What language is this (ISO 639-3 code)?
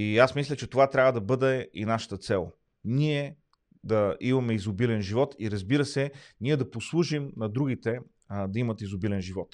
bul